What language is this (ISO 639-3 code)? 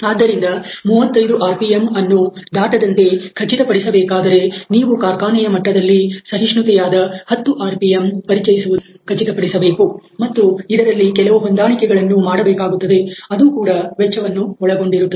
kan